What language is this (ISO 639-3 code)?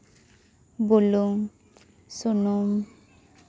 sat